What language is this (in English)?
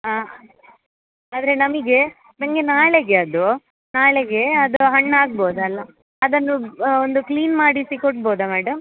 Kannada